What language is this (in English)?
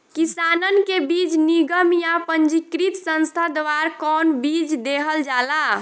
Bhojpuri